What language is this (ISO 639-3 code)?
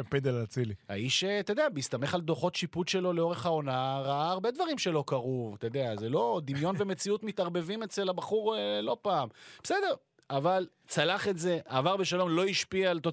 heb